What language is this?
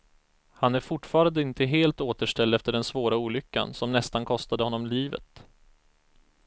Swedish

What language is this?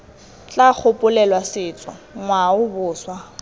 Tswana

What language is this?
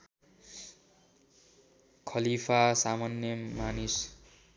Nepali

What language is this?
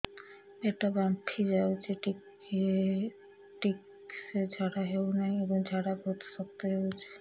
Odia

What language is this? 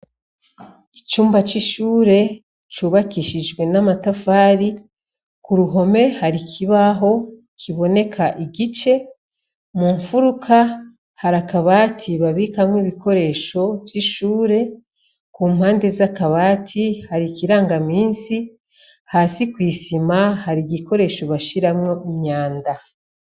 Rundi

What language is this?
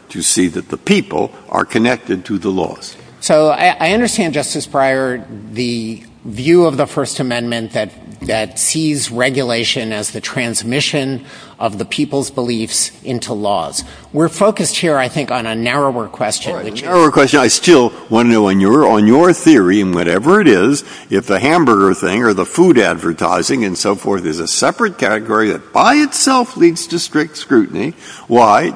English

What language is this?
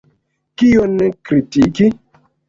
Esperanto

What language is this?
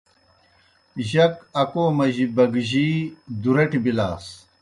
Kohistani Shina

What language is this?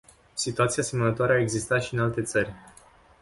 Romanian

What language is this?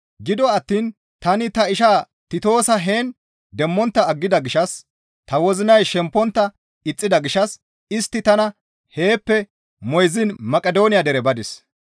Gamo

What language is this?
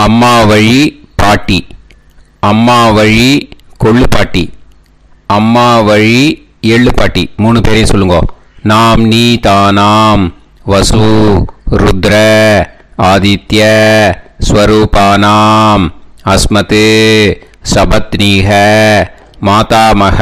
Tamil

